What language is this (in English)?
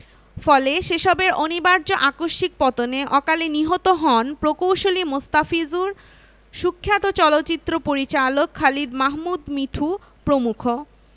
Bangla